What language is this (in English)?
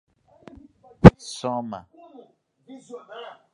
Portuguese